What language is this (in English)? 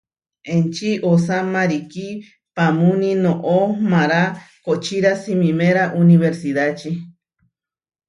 Huarijio